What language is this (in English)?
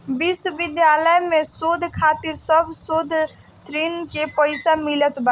Bhojpuri